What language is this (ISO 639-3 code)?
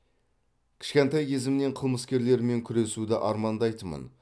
kaz